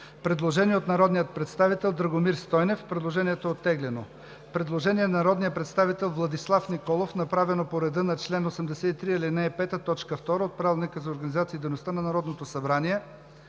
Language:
Bulgarian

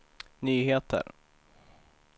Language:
Swedish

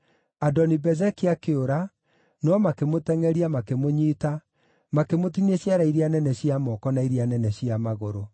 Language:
Kikuyu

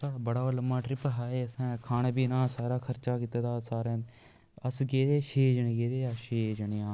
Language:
Dogri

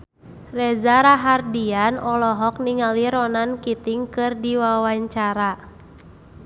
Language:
Sundanese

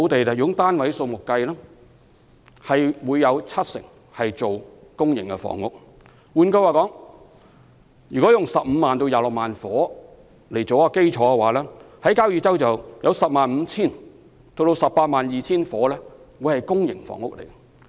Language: Cantonese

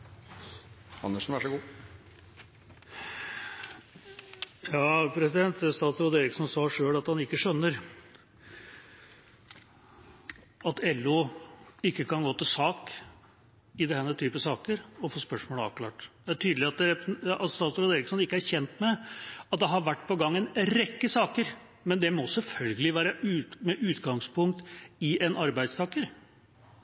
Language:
Norwegian Bokmål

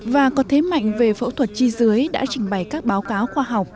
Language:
Vietnamese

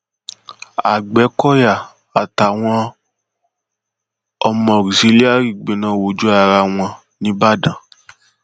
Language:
Yoruba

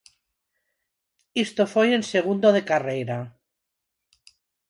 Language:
Galician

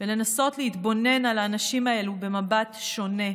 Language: Hebrew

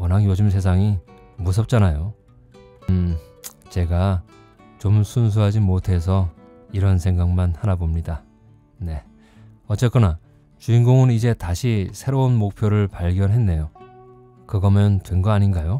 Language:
Korean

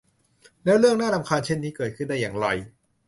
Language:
Thai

